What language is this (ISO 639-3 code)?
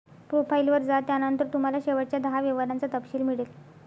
mar